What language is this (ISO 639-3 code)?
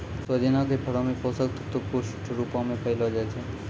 mai